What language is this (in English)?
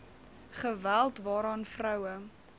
Afrikaans